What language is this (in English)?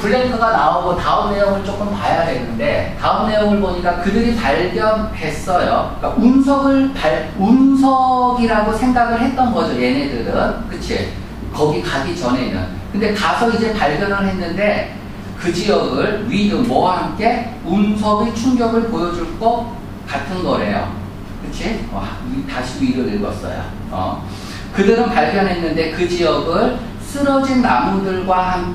Korean